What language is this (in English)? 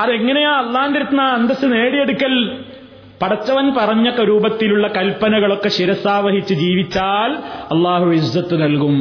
Malayalam